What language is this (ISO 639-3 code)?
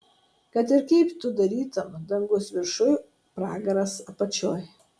lit